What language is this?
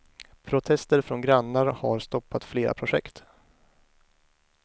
Swedish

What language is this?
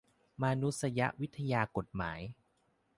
Thai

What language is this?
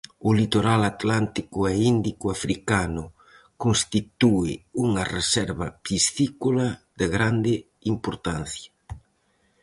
Galician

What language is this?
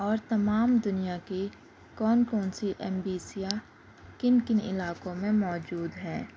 Urdu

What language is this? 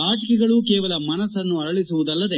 Kannada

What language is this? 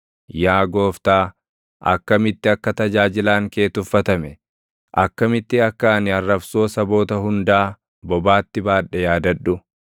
Oromo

